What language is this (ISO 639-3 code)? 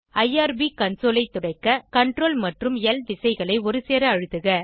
tam